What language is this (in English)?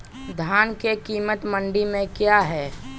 Magahi